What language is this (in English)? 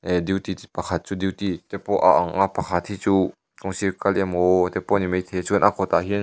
Mizo